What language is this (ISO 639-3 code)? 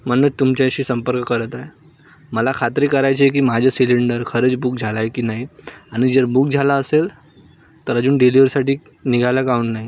mar